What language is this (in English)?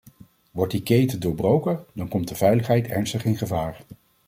Dutch